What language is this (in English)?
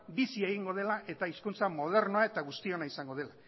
Basque